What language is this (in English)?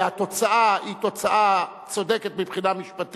Hebrew